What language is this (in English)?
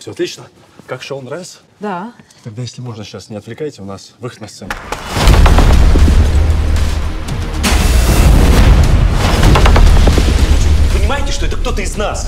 Russian